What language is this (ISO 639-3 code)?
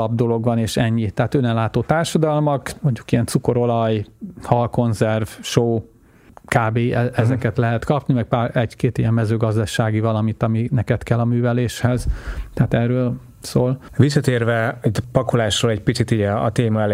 hun